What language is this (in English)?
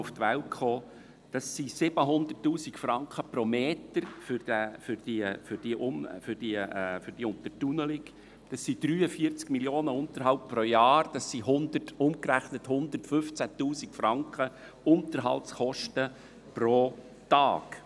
Swiss German